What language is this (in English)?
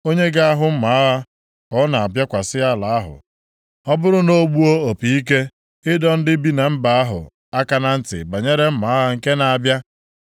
Igbo